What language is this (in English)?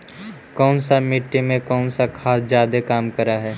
Magahi